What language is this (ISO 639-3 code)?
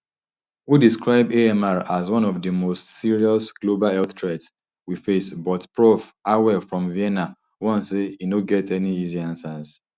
pcm